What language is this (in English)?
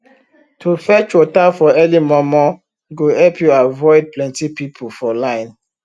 Nigerian Pidgin